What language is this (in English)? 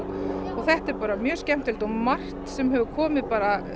Icelandic